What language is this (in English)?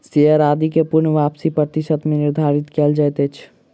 Maithili